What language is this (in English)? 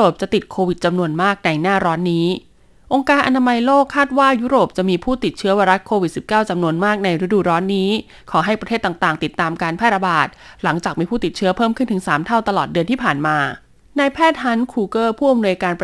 Thai